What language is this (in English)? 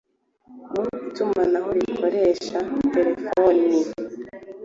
Kinyarwanda